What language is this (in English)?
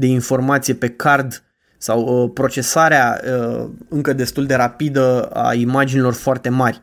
Romanian